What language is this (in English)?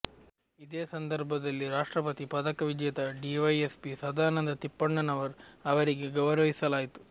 Kannada